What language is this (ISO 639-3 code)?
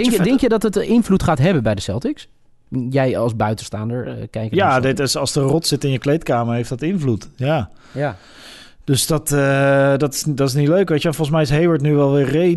nld